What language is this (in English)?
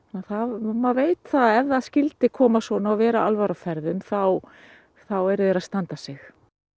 Icelandic